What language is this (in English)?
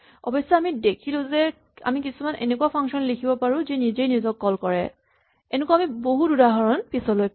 Assamese